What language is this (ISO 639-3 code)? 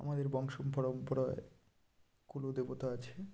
ben